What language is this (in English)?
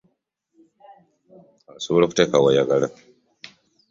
Ganda